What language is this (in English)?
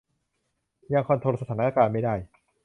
Thai